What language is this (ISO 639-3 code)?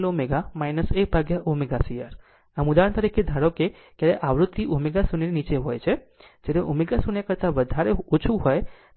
guj